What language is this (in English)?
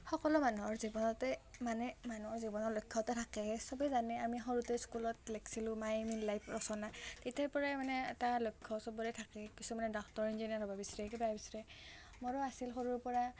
Assamese